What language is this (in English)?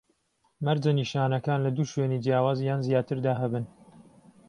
Central Kurdish